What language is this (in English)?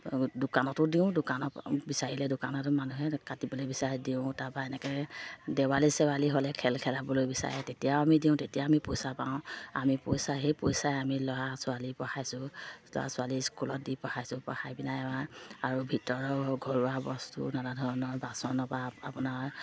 Assamese